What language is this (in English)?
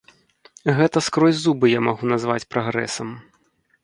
Belarusian